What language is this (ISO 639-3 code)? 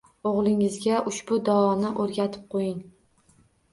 uzb